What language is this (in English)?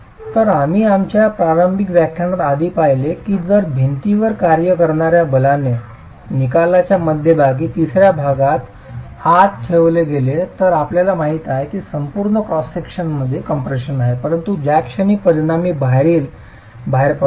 Marathi